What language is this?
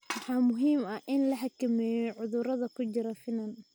Somali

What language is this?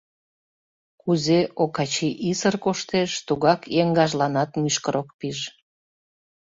Mari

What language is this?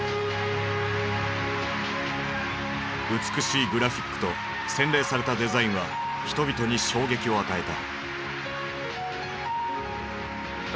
Japanese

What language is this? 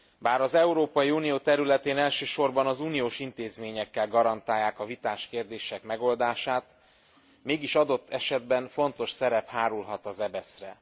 Hungarian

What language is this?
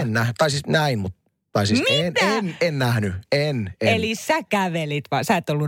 Finnish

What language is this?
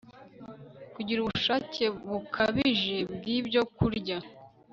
Kinyarwanda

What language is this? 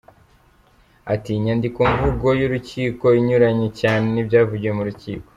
Kinyarwanda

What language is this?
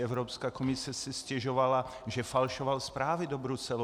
Czech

